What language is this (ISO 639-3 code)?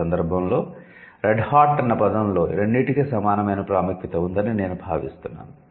tel